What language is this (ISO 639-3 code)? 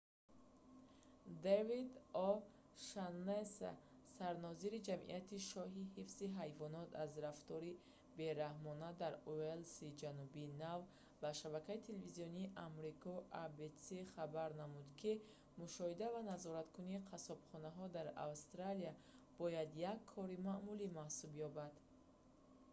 tgk